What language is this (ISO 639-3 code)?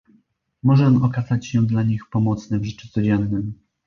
pol